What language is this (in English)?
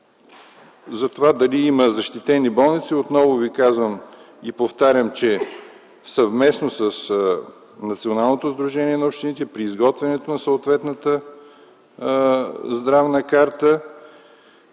Bulgarian